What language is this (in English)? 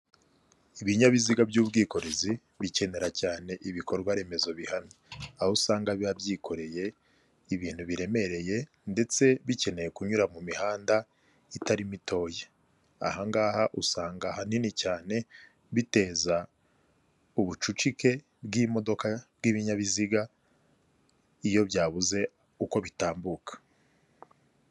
Kinyarwanda